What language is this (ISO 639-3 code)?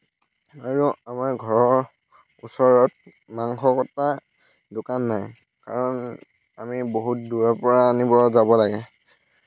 asm